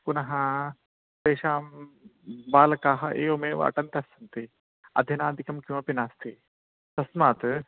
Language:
Sanskrit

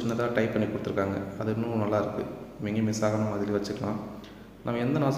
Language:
Indonesian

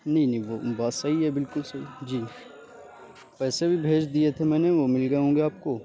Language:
Urdu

